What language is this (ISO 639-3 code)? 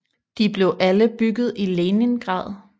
dan